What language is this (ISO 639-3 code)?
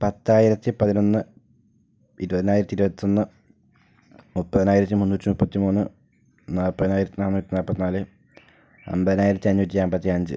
mal